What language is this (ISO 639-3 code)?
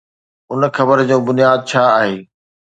snd